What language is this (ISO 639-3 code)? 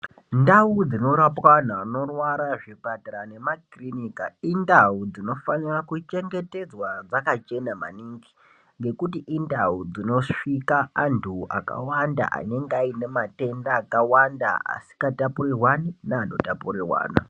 ndc